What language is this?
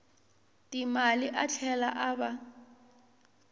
Tsonga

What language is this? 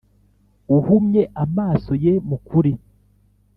Kinyarwanda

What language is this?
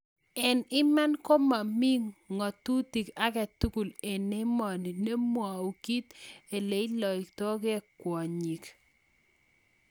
Kalenjin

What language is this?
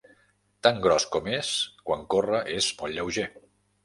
Catalan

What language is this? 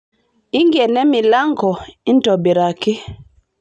Masai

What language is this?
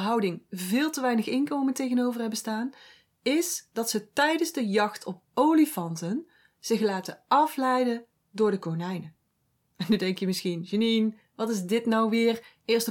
Dutch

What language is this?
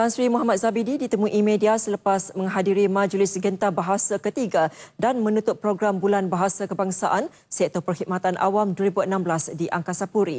Malay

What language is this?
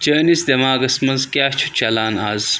Kashmiri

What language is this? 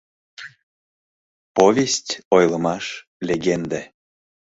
Mari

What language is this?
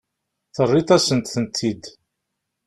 Kabyle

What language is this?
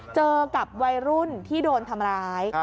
Thai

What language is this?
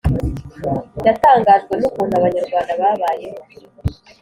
Kinyarwanda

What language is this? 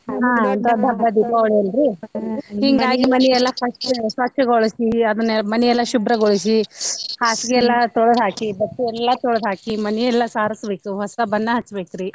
Kannada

